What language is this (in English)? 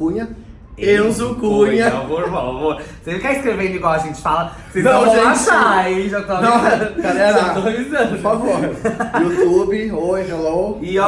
Portuguese